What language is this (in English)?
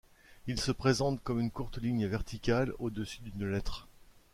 French